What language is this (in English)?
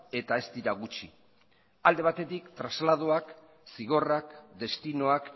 Basque